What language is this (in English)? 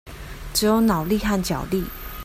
Chinese